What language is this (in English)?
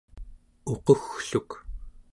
Central Yupik